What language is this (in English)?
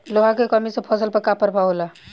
Bhojpuri